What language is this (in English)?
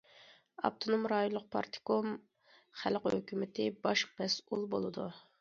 Uyghur